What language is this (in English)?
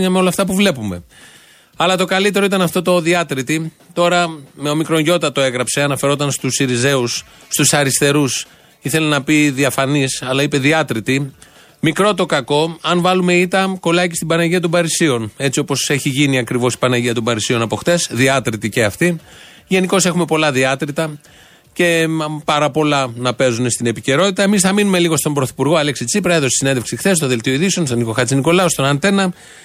Greek